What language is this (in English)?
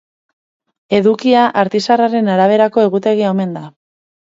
Basque